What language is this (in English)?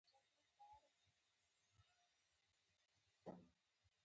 Pashto